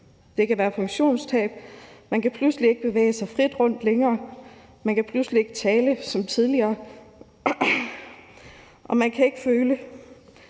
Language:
Danish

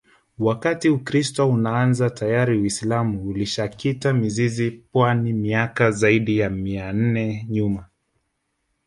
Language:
Swahili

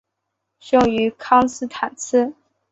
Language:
Chinese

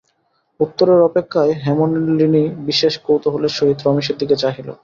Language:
Bangla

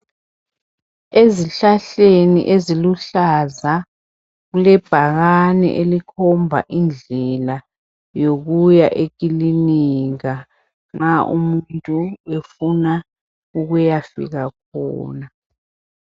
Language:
North Ndebele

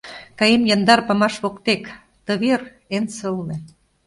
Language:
Mari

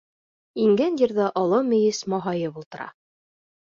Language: Bashkir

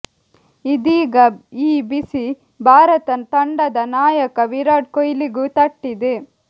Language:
Kannada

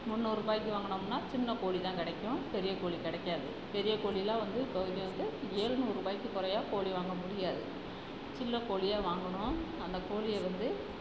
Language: Tamil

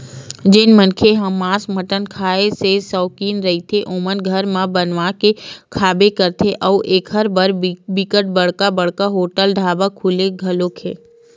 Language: Chhattisgarhi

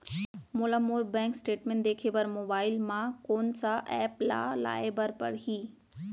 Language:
Chhattisgarhi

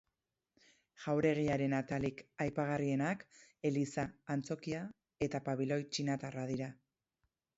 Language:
Basque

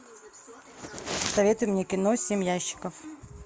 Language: Russian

